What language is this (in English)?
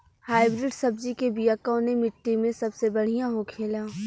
Bhojpuri